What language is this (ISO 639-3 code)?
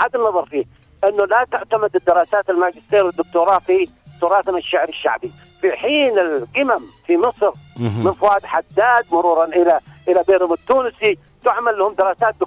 ara